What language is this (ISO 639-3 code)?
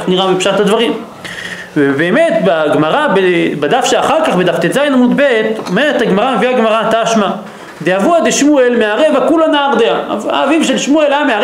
heb